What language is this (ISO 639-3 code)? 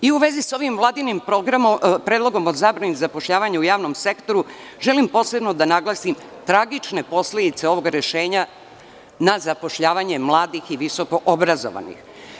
srp